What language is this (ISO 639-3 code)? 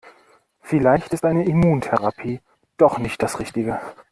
deu